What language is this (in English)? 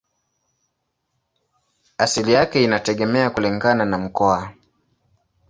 Swahili